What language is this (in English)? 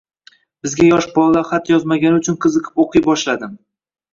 Uzbek